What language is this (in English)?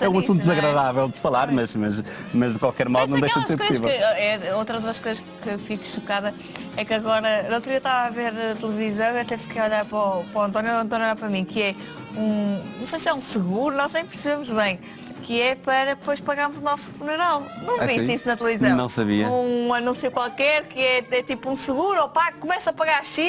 Portuguese